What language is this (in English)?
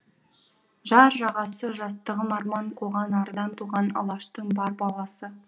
Kazakh